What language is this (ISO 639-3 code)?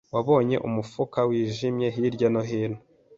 kin